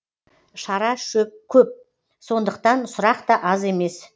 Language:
Kazakh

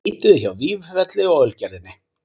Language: Icelandic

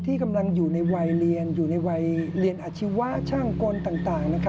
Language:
Thai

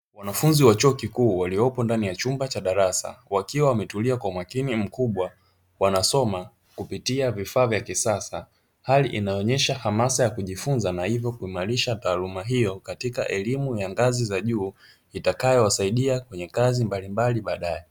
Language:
Swahili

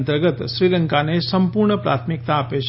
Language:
Gujarati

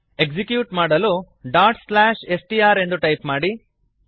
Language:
Kannada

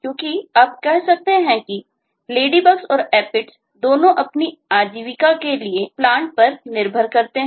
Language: Hindi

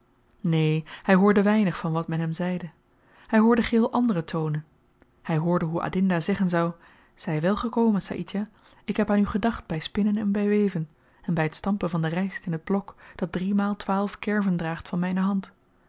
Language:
Dutch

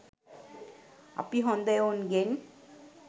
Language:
Sinhala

